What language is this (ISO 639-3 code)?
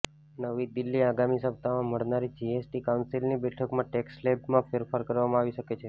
guj